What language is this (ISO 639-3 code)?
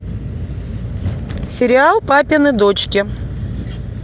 rus